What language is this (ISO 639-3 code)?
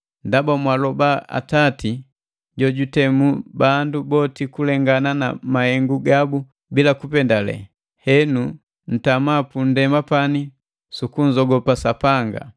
mgv